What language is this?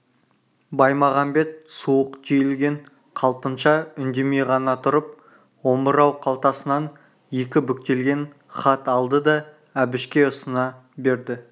Kazakh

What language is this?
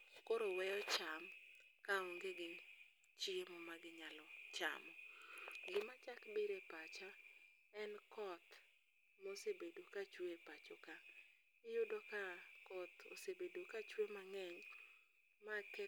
Luo (Kenya and Tanzania)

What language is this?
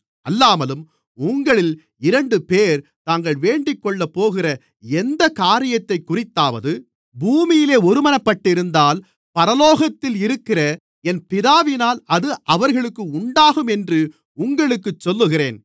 Tamil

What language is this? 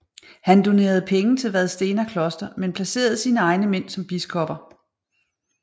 Danish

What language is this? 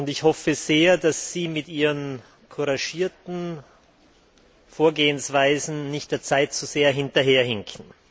German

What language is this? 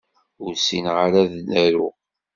Kabyle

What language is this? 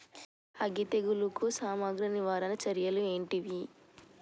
Telugu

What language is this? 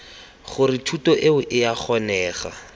Tswana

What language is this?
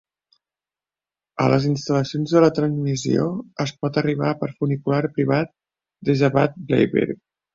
Catalan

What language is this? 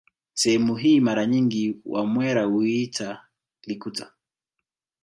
Swahili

